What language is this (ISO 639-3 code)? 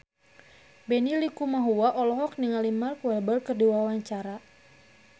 sun